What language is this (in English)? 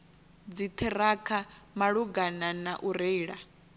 Venda